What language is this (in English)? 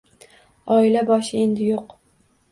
Uzbek